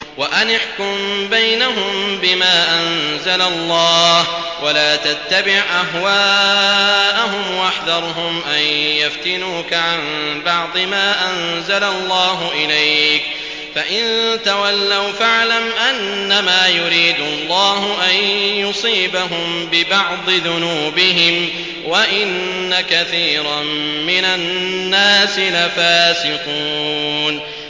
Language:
Arabic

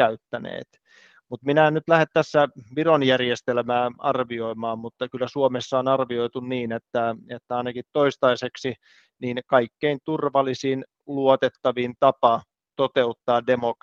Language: Finnish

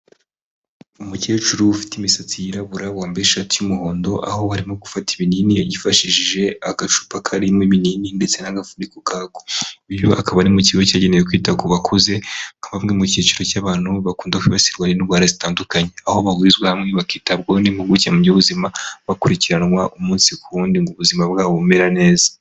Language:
Kinyarwanda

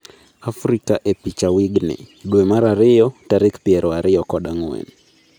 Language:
Luo (Kenya and Tanzania)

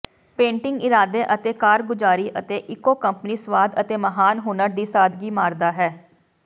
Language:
Punjabi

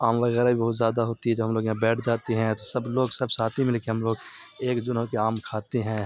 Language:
Urdu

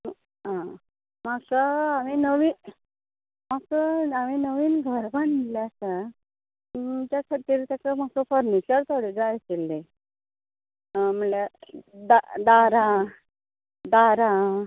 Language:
Konkani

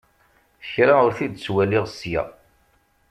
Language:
Kabyle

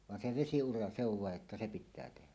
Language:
Finnish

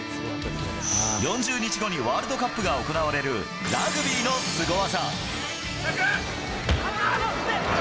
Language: Japanese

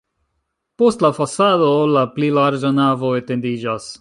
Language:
Esperanto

